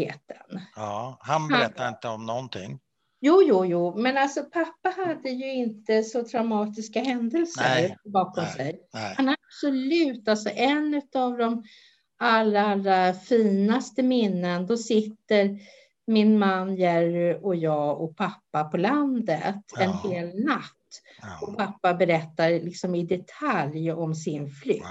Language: Swedish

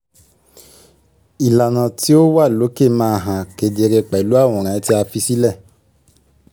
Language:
Yoruba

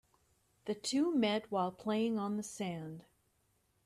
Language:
English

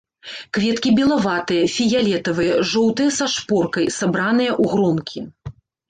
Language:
Belarusian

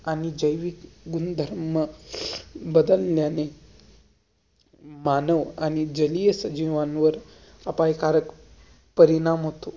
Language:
Marathi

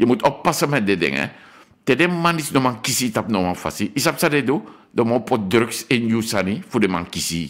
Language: Dutch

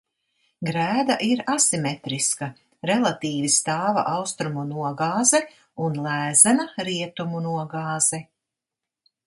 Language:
Latvian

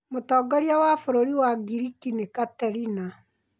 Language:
Kikuyu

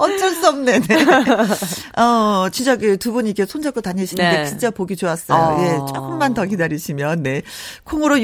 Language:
Korean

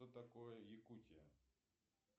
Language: Russian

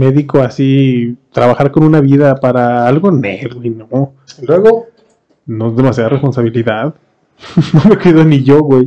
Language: Spanish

